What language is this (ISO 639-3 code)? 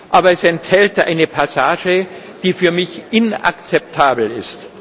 deu